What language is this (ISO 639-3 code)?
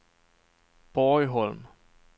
swe